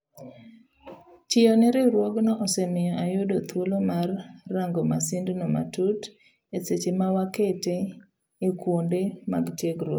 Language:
Luo (Kenya and Tanzania)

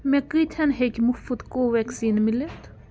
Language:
Kashmiri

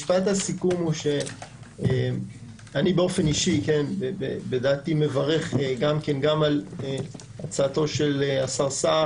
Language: Hebrew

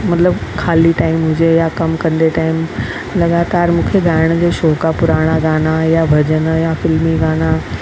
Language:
Sindhi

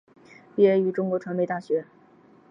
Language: Chinese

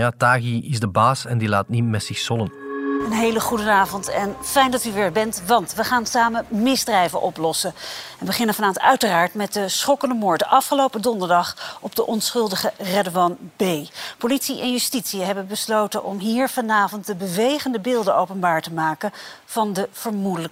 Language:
Dutch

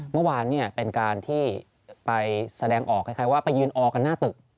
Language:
Thai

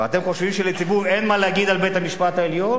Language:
Hebrew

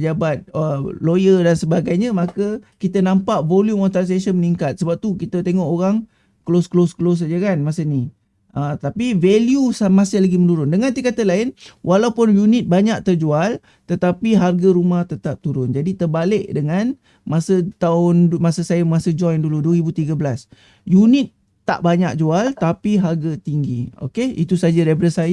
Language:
Malay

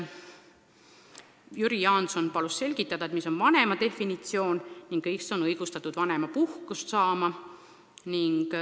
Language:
Estonian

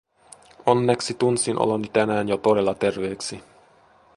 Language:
Finnish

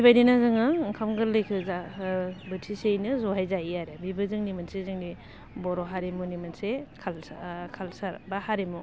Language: Bodo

